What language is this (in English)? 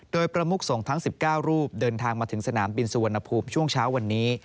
Thai